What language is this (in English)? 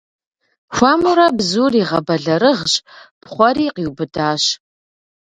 Kabardian